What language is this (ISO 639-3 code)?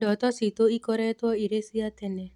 kik